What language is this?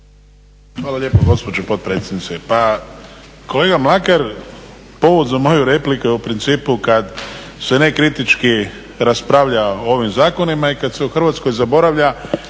Croatian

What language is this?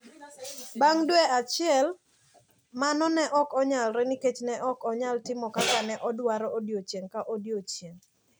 Luo (Kenya and Tanzania)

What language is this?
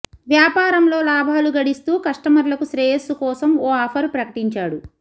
Telugu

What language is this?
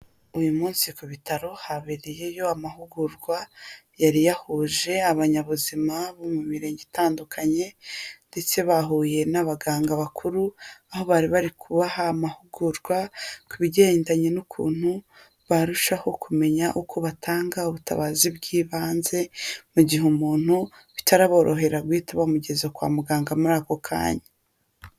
Kinyarwanda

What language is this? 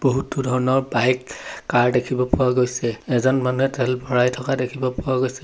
Assamese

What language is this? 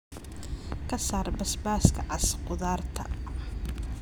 Somali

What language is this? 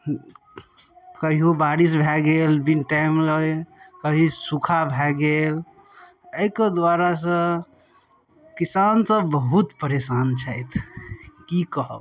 Maithili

